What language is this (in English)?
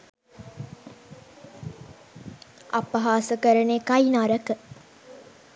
Sinhala